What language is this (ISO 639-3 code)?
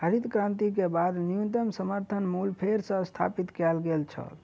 mai